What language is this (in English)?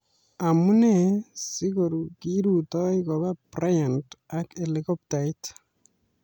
Kalenjin